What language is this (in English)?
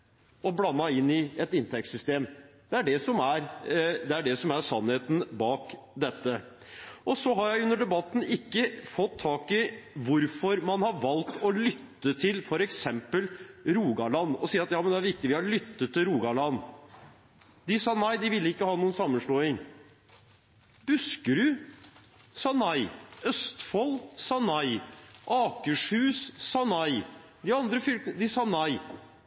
Norwegian Bokmål